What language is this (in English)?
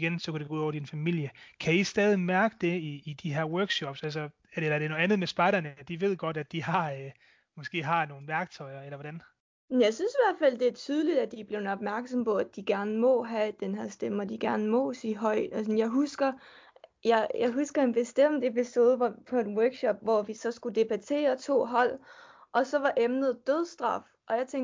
Danish